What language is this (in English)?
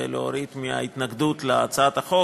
Hebrew